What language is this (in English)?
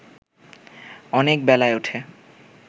Bangla